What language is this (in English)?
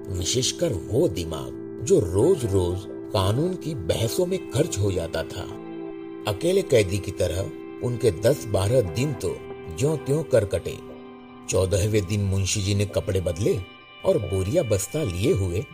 Hindi